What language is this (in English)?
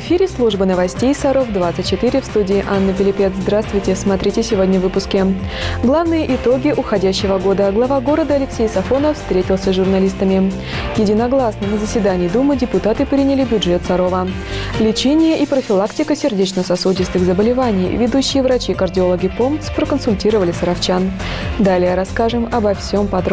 Russian